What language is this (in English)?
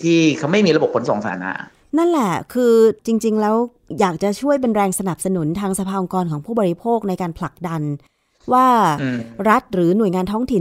Thai